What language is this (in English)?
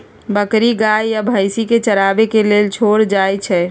Magahi